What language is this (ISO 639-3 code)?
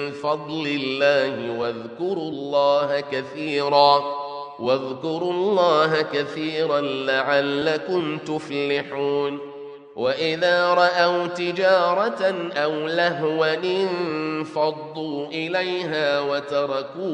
ara